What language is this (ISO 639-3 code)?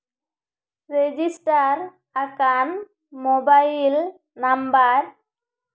sat